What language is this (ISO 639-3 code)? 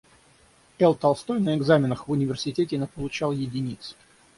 rus